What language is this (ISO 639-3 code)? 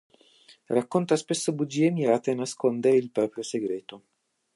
ita